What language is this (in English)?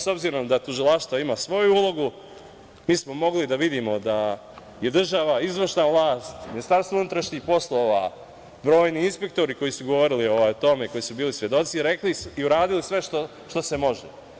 Serbian